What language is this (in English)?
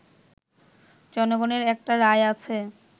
Bangla